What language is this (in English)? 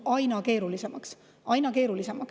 Estonian